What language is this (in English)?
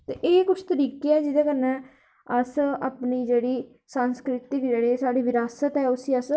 Dogri